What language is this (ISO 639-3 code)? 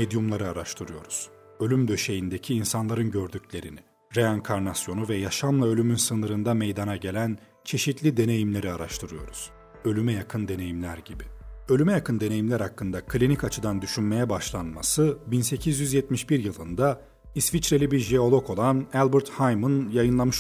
tur